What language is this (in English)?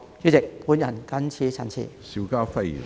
Cantonese